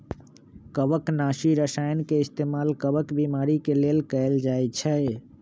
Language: Magahi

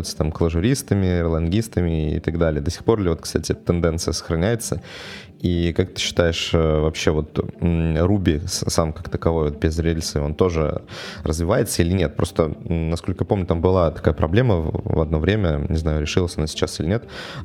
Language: Russian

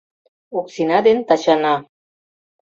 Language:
Mari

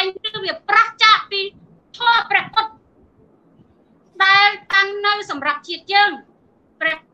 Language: Thai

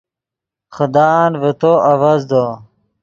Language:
Yidgha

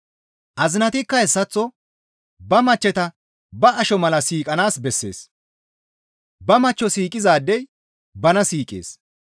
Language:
Gamo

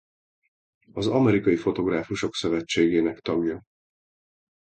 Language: Hungarian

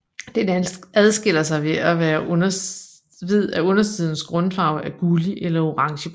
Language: Danish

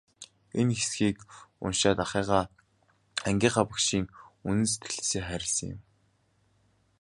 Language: Mongolian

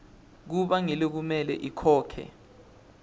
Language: Swati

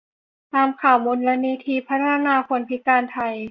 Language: Thai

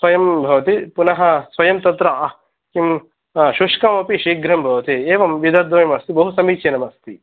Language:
Sanskrit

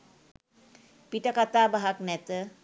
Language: Sinhala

